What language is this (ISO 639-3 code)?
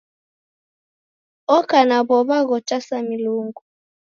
dav